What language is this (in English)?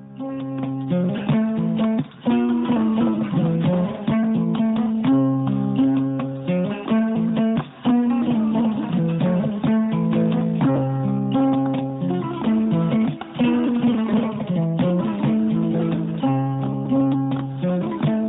Fula